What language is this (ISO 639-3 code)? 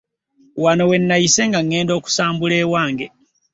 lug